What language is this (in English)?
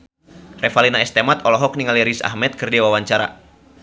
Sundanese